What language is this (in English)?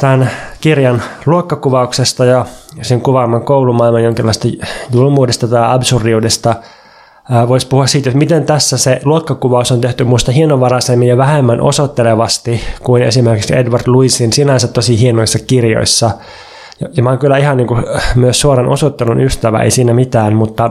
Finnish